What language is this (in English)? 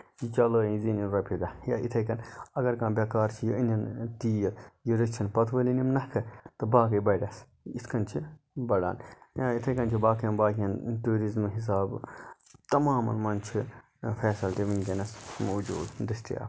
Kashmiri